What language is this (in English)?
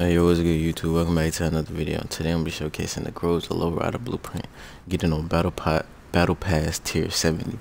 English